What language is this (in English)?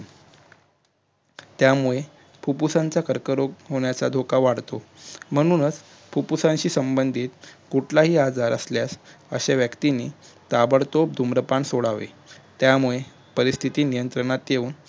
Marathi